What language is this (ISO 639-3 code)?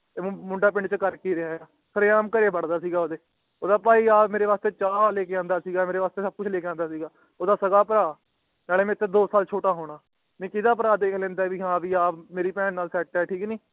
pan